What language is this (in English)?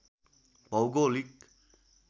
Nepali